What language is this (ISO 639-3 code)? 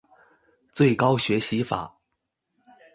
zho